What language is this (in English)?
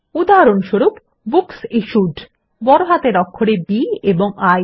Bangla